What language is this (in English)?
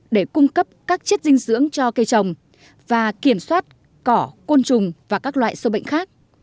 Vietnamese